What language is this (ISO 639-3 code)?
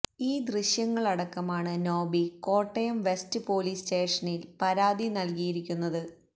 mal